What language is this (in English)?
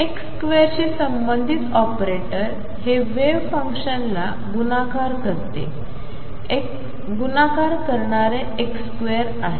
Marathi